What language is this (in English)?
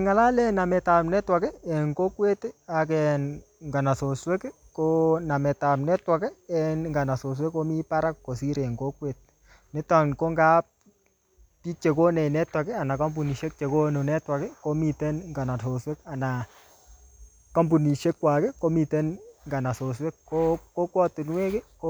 Kalenjin